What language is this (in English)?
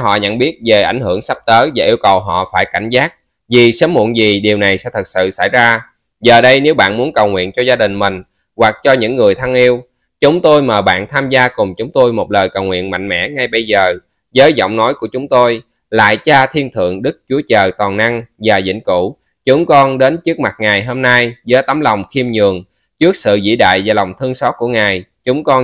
Vietnamese